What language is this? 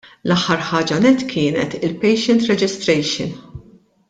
Maltese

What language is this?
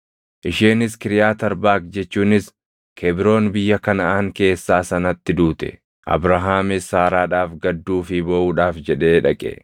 Oromo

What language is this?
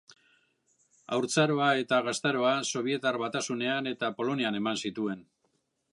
Basque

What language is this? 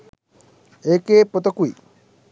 Sinhala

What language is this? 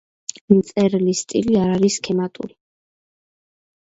Georgian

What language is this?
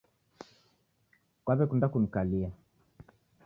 Taita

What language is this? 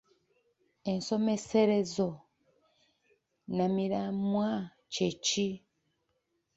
Ganda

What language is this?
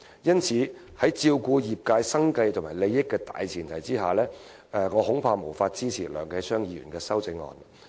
Cantonese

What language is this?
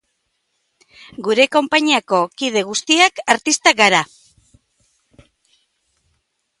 Basque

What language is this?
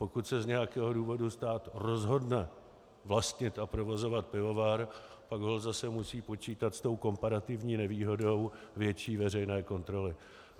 Czech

